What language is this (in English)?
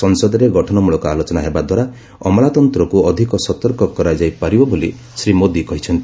Odia